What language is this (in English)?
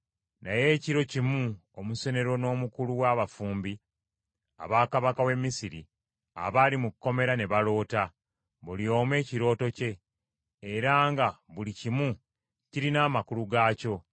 Ganda